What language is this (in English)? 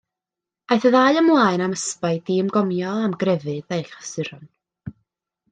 Welsh